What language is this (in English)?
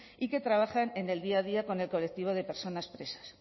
Spanish